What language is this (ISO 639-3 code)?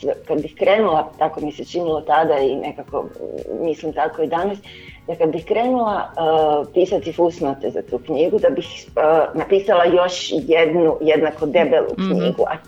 hrv